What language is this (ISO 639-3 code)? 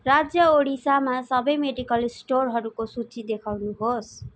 nep